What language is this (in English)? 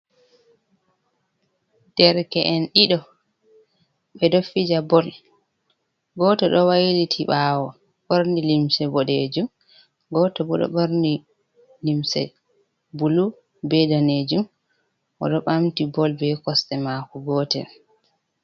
Fula